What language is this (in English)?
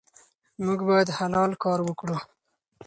Pashto